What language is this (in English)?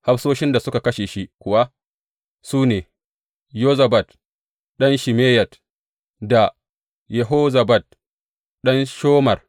Hausa